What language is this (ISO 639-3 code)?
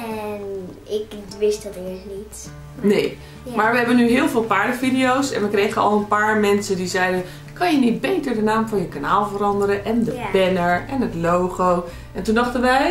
nld